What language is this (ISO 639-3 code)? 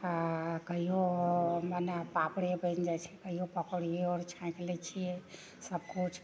mai